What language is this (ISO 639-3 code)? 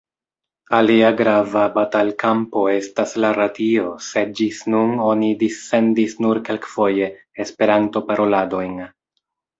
epo